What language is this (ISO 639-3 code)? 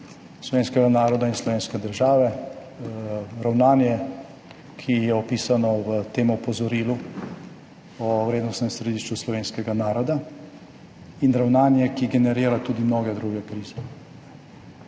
slv